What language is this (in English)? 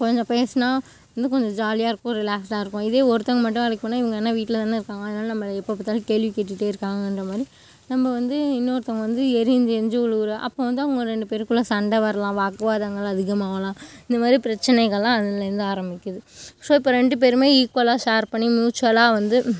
Tamil